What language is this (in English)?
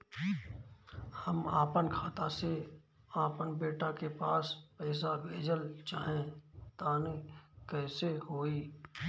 Bhojpuri